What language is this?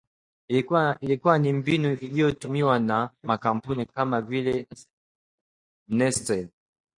Swahili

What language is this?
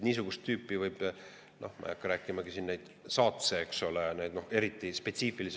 Estonian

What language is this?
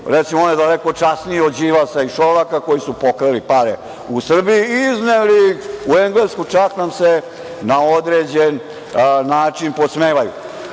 Serbian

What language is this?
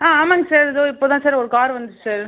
Tamil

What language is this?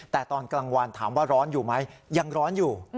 Thai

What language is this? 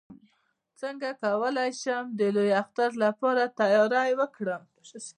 Pashto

